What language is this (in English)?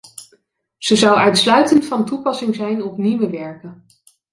Dutch